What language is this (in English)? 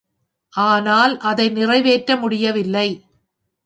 Tamil